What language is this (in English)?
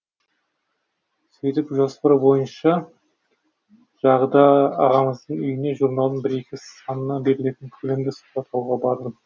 Kazakh